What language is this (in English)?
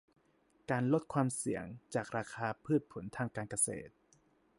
Thai